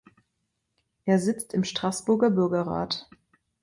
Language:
German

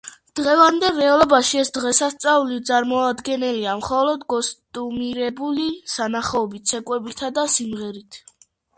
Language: Georgian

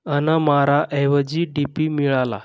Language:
Marathi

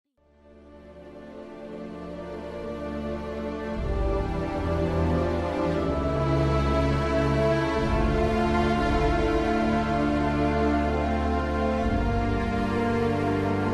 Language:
Chinese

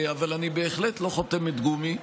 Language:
Hebrew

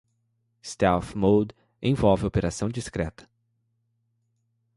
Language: Portuguese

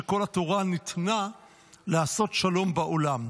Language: Hebrew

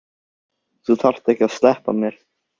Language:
Icelandic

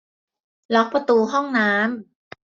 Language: Thai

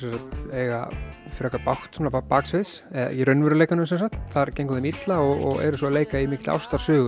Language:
Icelandic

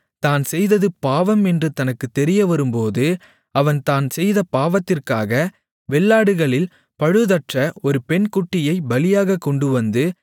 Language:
Tamil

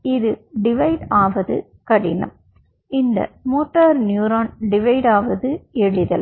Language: Tamil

